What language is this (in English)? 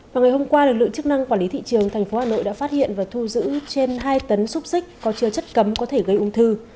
Vietnamese